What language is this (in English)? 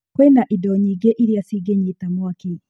Kikuyu